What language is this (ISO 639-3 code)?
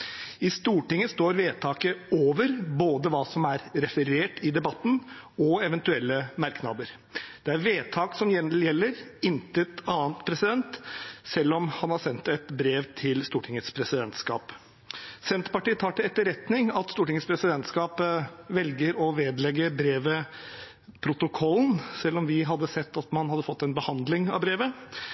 nob